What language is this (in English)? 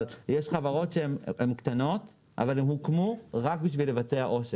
Hebrew